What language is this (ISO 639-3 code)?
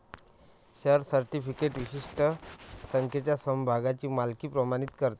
mar